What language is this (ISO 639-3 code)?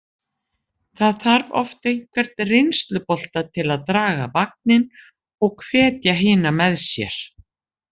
isl